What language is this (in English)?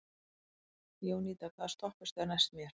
Icelandic